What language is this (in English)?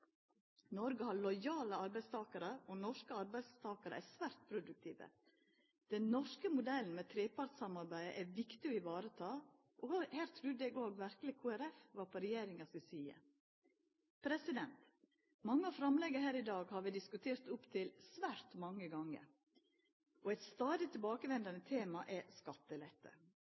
Norwegian Nynorsk